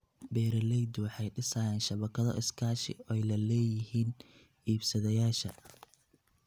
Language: Somali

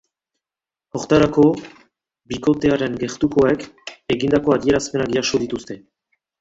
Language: Basque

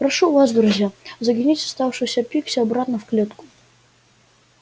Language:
Russian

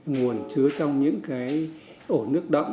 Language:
Vietnamese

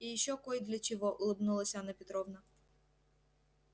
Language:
Russian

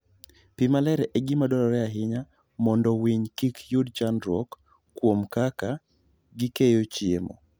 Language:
Luo (Kenya and Tanzania)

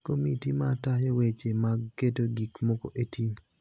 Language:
Luo (Kenya and Tanzania)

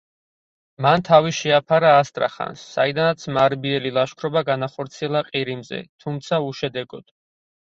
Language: Georgian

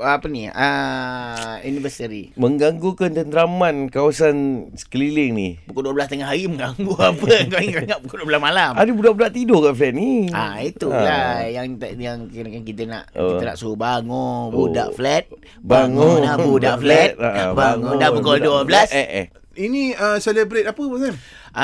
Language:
Malay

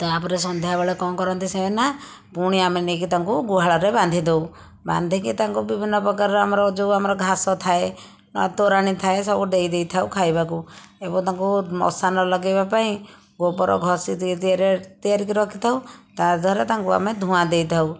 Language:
Odia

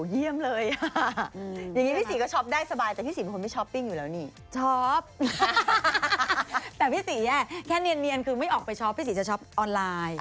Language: Thai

